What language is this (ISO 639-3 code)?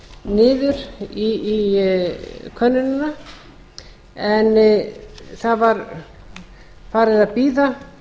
isl